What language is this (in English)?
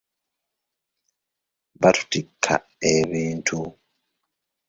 Ganda